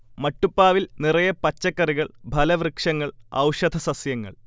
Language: Malayalam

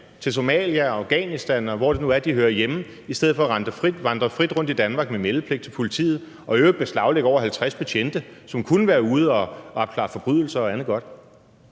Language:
Danish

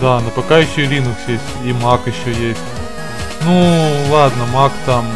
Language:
Russian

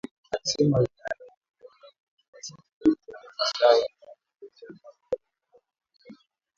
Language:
Swahili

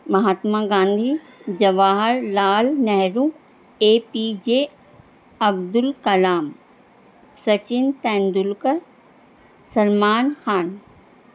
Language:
Urdu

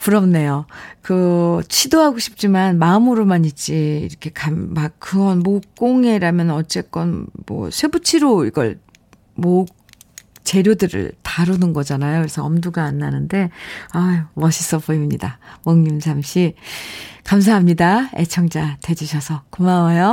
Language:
Korean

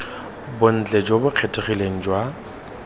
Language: Tswana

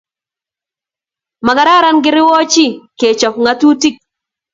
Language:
Kalenjin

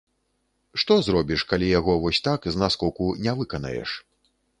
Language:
Belarusian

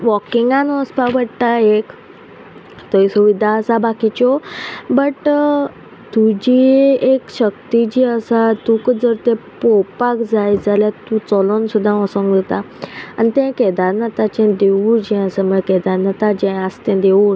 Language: Konkani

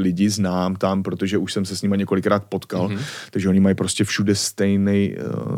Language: Czech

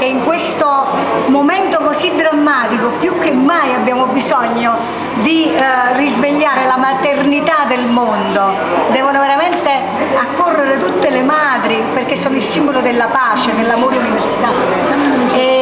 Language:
Italian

